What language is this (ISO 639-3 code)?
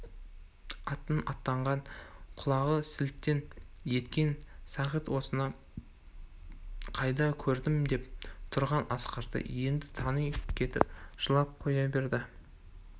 kaz